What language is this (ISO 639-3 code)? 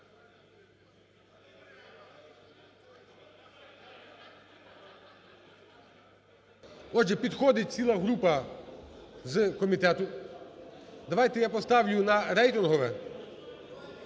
ukr